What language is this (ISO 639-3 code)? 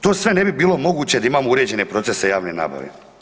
hrv